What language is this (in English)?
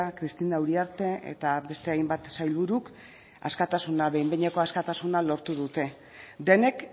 Basque